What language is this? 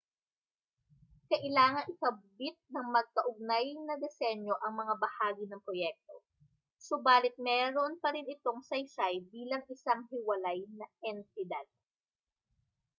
Filipino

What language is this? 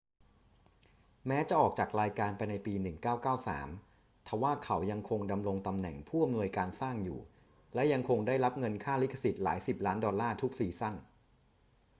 Thai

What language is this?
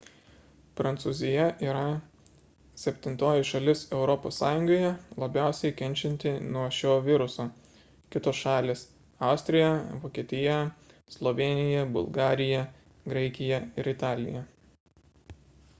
Lithuanian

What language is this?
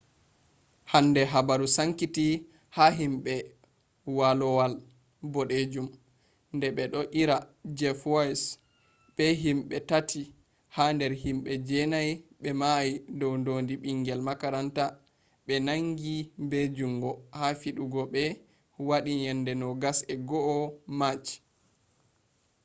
Fula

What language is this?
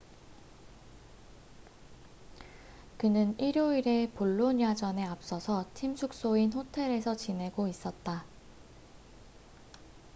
Korean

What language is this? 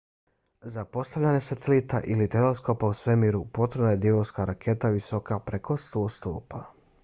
Bosnian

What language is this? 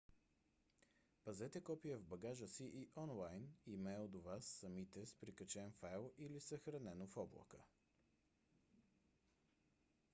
Bulgarian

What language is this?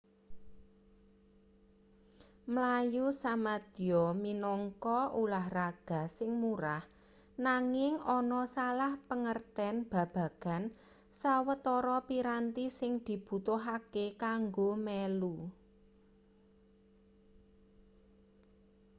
Javanese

